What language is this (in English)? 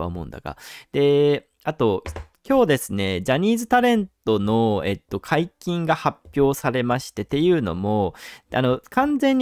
Japanese